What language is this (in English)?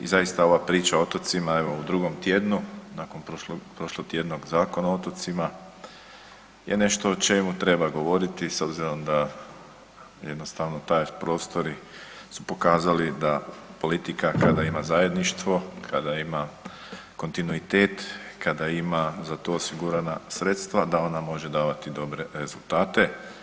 Croatian